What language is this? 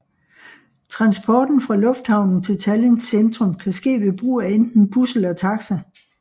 Danish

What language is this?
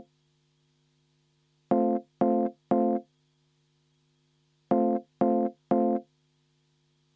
Estonian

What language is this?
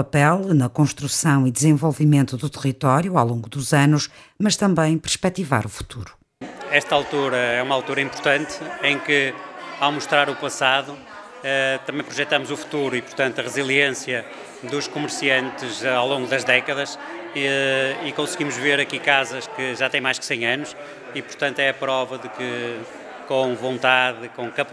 Portuguese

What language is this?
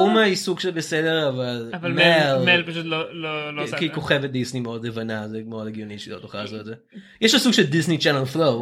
Hebrew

